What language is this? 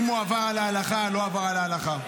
Hebrew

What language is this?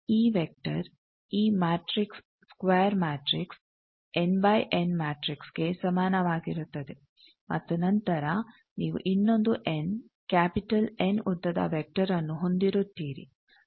Kannada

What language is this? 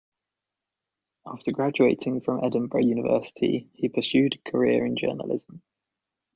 English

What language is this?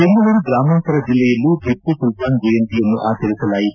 Kannada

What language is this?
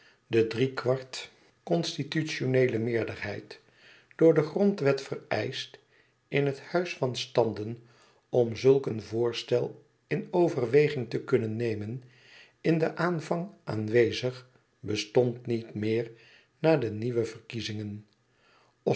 Dutch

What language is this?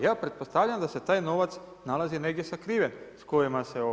Croatian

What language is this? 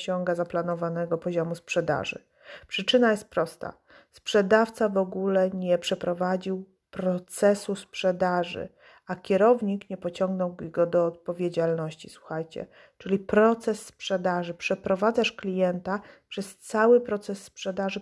Polish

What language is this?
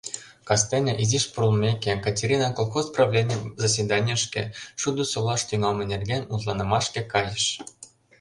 Mari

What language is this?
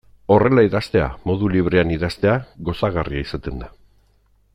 Basque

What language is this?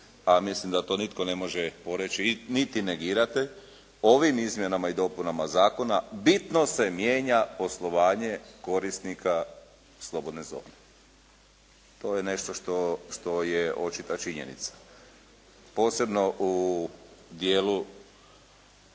Croatian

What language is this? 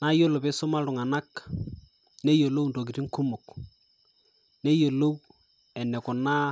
Masai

